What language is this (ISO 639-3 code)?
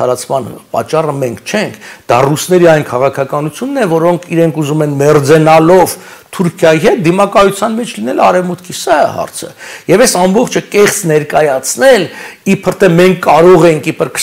tur